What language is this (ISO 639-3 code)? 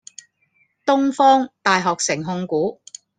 yue